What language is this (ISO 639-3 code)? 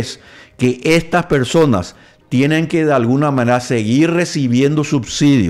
spa